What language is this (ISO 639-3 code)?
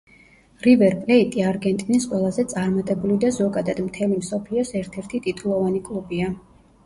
kat